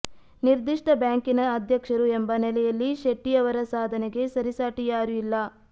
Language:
Kannada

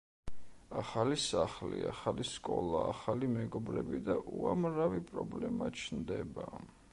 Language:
Georgian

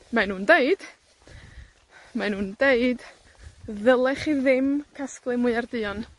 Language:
Welsh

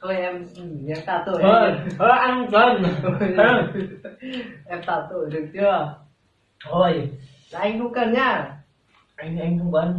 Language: Vietnamese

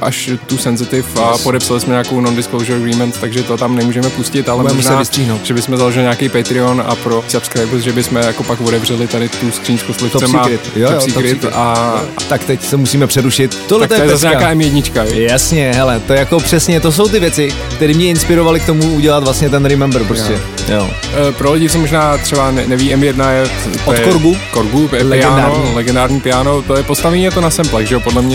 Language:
Czech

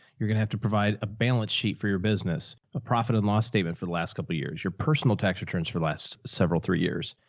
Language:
English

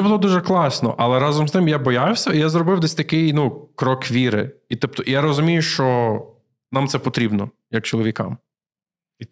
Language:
Ukrainian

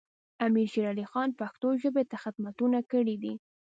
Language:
Pashto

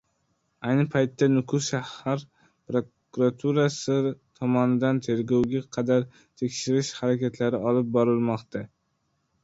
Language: Uzbek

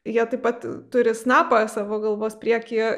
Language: Lithuanian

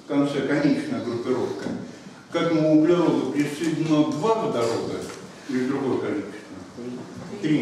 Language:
Russian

